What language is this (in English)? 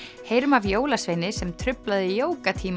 Icelandic